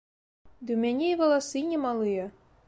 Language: Belarusian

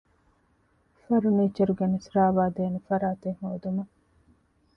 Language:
Divehi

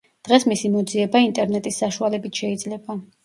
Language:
Georgian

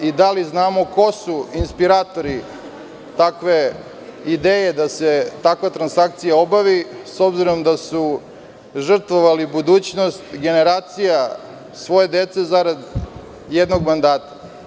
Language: Serbian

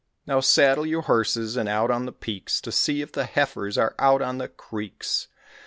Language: English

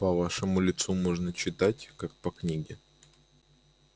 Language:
Russian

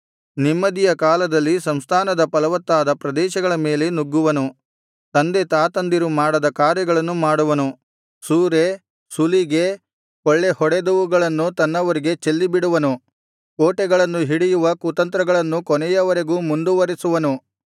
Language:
Kannada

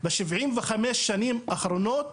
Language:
Hebrew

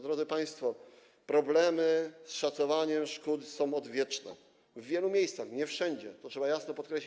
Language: Polish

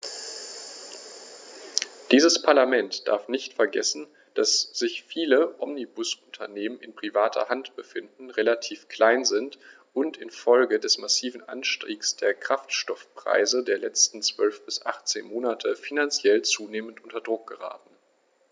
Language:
German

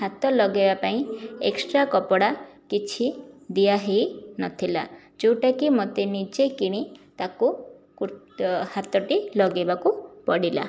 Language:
Odia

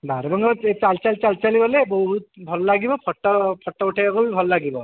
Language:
Odia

